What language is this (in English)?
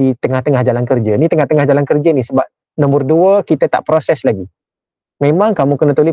Malay